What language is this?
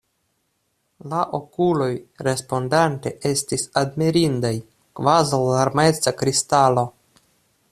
Esperanto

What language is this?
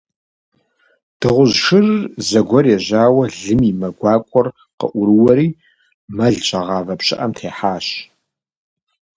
Kabardian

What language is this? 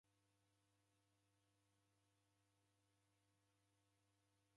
Taita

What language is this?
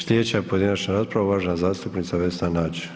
Croatian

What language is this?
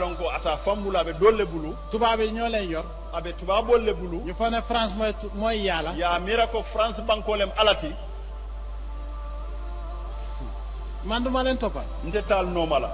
Indonesian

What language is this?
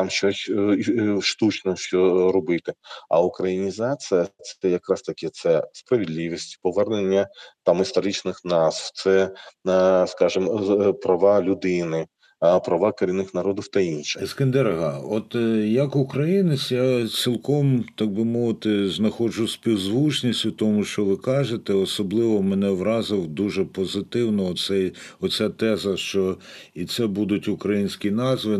Ukrainian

